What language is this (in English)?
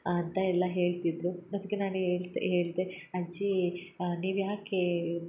Kannada